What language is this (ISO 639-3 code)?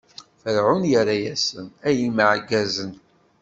kab